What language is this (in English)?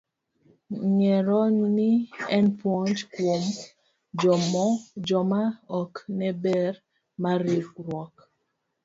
Luo (Kenya and Tanzania)